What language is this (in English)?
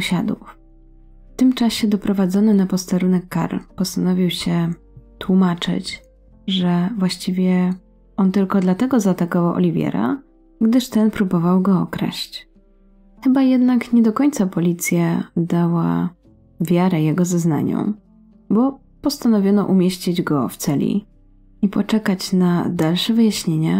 Polish